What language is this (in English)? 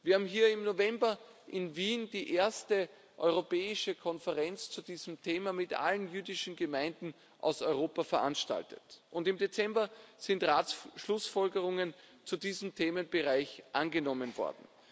German